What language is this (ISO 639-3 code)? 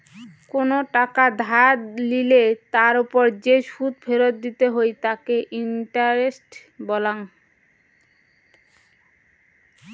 ben